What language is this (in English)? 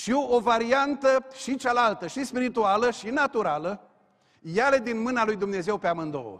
Romanian